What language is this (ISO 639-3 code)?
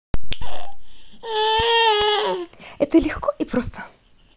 rus